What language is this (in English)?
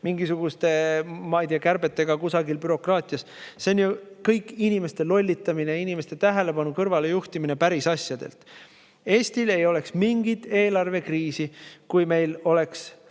Estonian